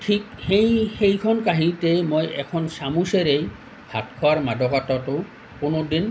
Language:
Assamese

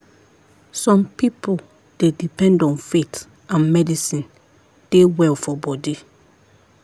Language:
Nigerian Pidgin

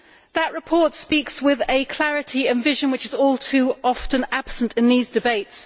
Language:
English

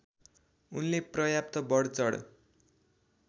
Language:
Nepali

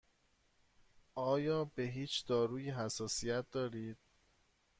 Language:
Persian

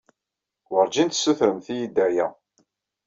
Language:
Kabyle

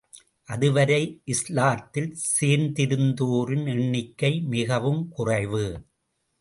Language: Tamil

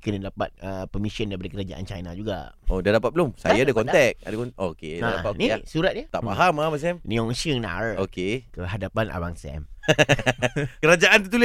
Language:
Malay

